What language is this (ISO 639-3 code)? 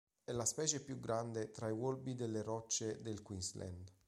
ita